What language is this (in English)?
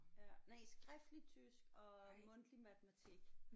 Danish